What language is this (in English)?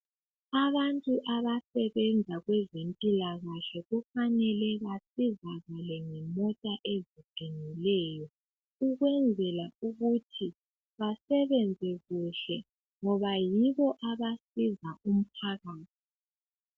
North Ndebele